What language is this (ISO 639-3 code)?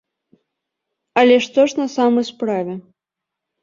bel